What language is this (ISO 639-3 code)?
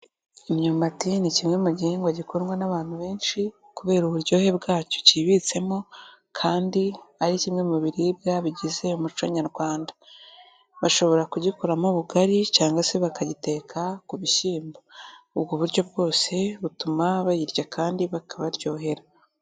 kin